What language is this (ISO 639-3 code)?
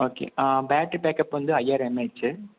tam